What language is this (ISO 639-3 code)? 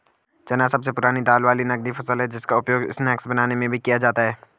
hin